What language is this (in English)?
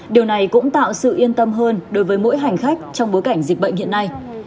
Vietnamese